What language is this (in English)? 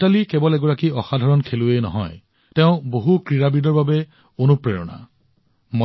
Assamese